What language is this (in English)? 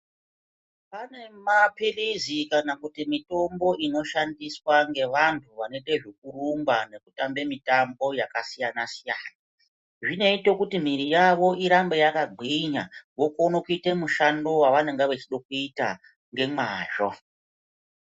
Ndau